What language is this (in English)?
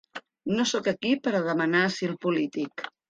Catalan